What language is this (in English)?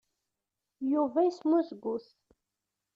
Kabyle